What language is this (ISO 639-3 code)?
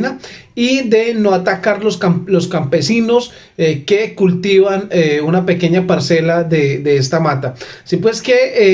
spa